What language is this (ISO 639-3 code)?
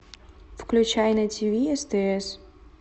rus